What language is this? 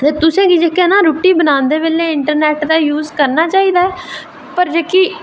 Dogri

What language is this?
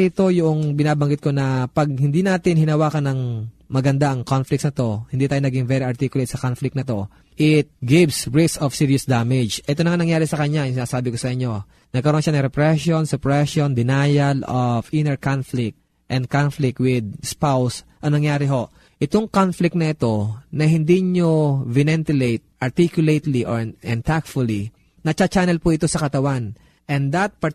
Filipino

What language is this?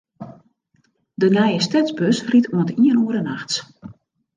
Western Frisian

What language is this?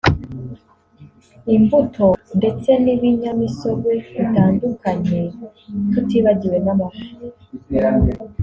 Kinyarwanda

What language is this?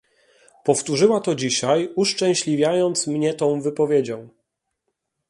Polish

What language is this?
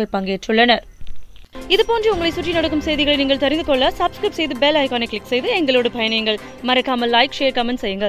Hindi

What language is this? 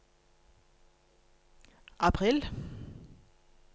Norwegian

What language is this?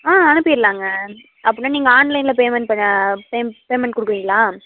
Tamil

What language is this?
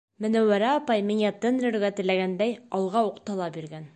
Bashkir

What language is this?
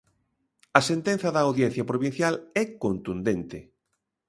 Galician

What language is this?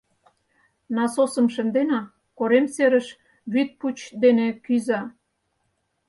Mari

